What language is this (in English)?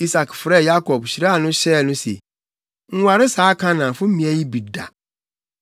Akan